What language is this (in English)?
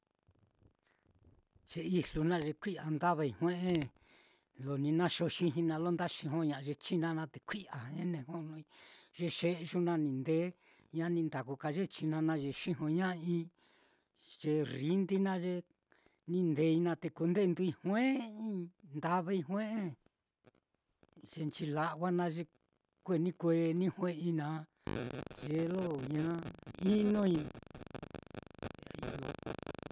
Mitlatongo Mixtec